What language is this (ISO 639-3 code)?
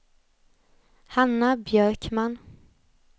swe